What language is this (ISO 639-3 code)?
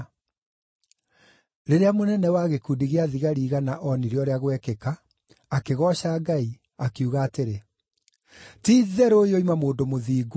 kik